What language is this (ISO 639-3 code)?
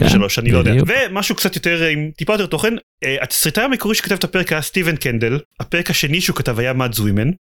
heb